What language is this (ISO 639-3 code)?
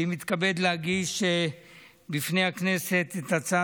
heb